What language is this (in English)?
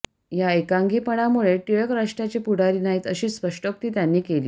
Marathi